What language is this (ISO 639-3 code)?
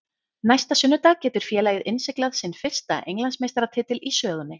isl